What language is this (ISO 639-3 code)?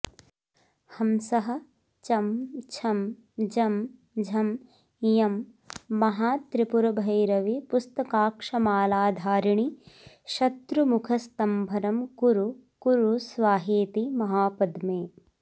san